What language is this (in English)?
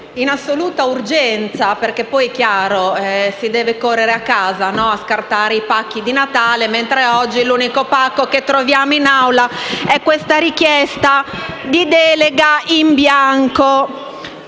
Italian